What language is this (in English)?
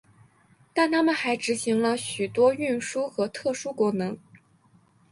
Chinese